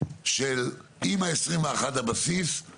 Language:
Hebrew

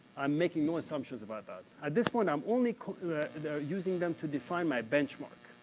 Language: English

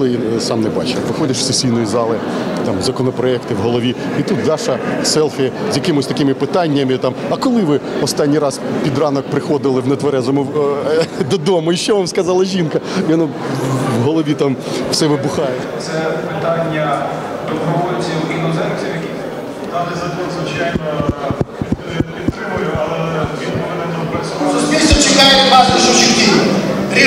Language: Ukrainian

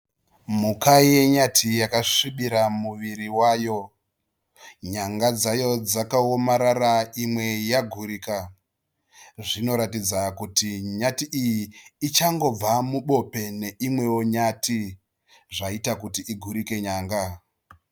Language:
Shona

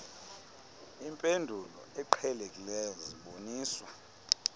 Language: Xhosa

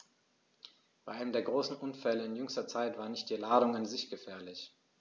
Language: German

